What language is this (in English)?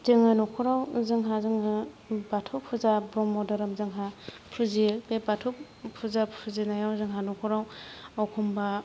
Bodo